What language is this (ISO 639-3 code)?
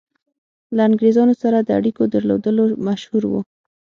pus